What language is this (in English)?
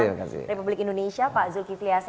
Indonesian